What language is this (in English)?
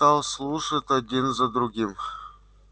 Russian